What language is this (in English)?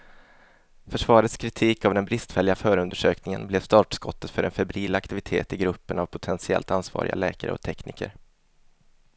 Swedish